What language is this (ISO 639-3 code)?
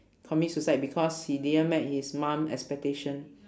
eng